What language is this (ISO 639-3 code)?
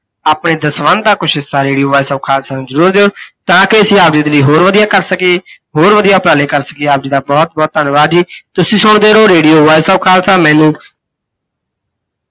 pan